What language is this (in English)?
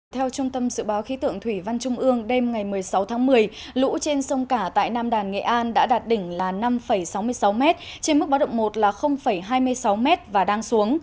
Vietnamese